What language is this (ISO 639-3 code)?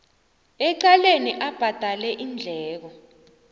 nbl